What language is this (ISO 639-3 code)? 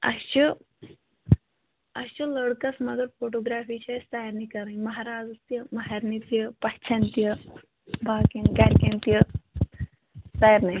kas